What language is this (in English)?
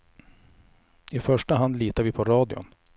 Swedish